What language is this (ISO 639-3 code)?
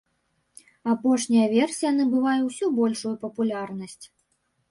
bel